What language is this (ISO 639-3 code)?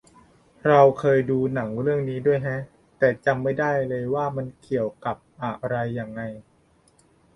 tha